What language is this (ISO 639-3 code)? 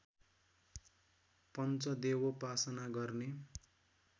nep